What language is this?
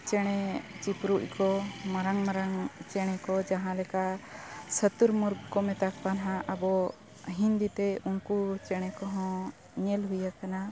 Santali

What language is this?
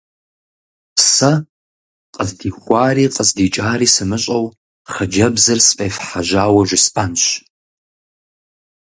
Kabardian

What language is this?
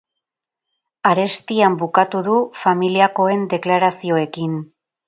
Basque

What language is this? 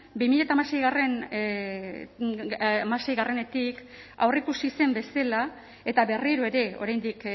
Basque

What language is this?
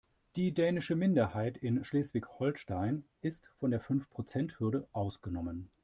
German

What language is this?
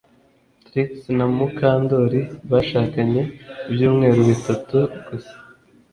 Kinyarwanda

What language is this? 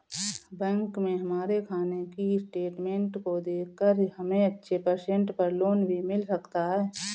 Hindi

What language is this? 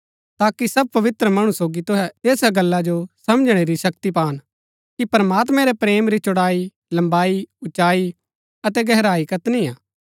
Gaddi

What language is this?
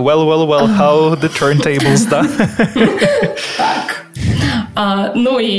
Ukrainian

